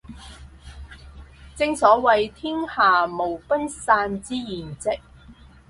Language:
Cantonese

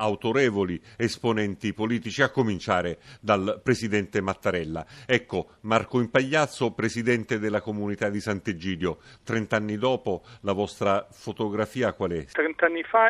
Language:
Italian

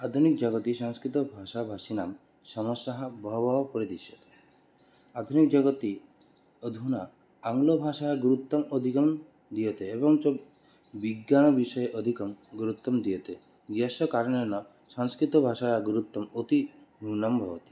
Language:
Sanskrit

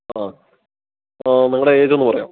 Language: Malayalam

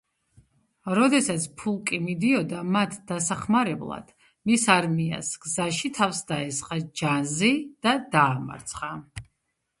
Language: Georgian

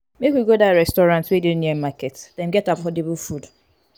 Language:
Nigerian Pidgin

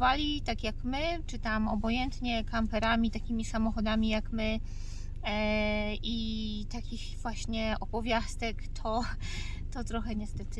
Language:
Polish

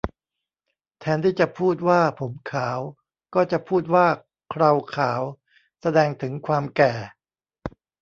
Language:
Thai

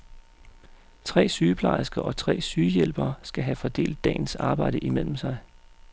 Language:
Danish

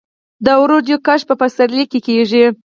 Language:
Pashto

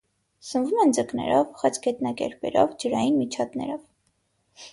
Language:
Armenian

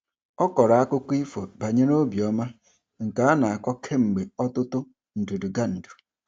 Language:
Igbo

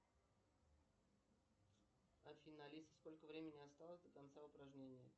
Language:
Russian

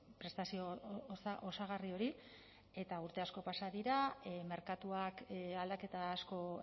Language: Basque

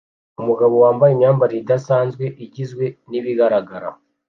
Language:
Kinyarwanda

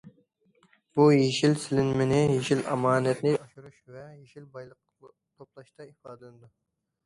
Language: Uyghur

